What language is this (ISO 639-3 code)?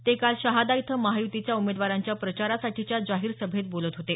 mar